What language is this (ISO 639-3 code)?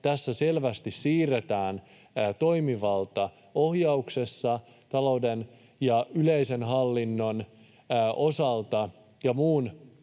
fin